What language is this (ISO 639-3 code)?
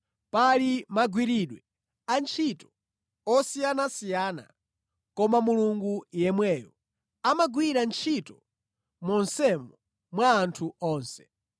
nya